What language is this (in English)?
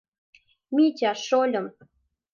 Mari